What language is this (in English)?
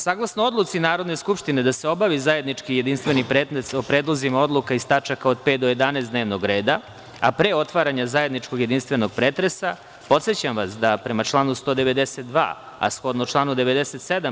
Serbian